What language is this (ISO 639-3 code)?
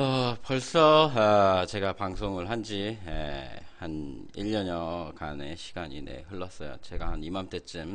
kor